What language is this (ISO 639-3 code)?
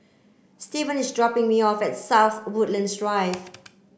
eng